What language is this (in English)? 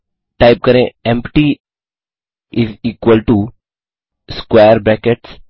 Hindi